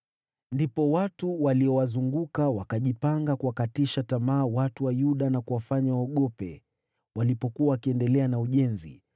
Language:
Swahili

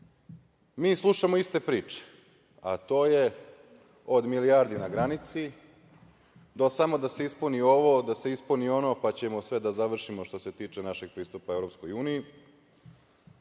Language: Serbian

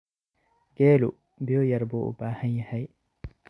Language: Somali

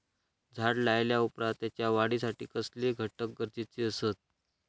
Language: Marathi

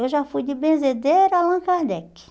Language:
Portuguese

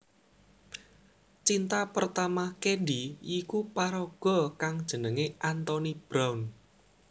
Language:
Javanese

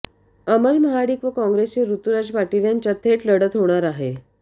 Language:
Marathi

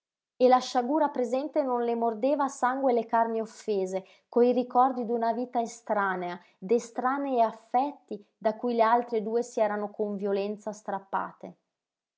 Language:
Italian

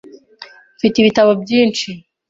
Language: Kinyarwanda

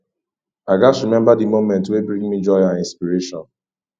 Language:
Nigerian Pidgin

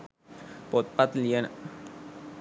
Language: Sinhala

